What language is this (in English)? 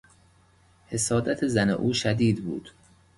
Persian